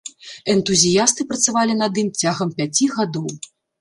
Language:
Belarusian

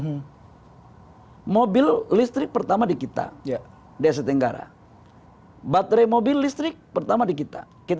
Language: Indonesian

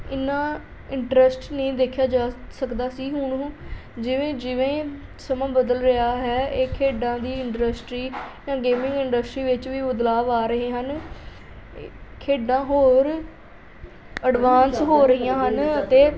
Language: Punjabi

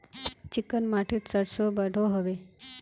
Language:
Magahi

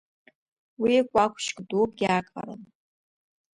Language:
Abkhazian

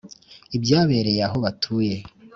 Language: Kinyarwanda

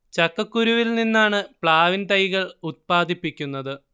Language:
Malayalam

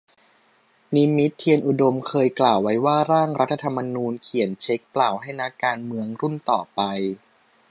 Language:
Thai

